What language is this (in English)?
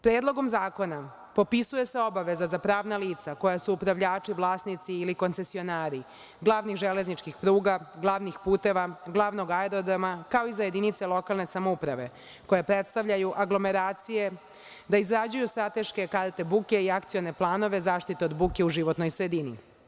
Serbian